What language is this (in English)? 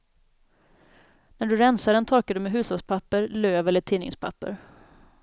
Swedish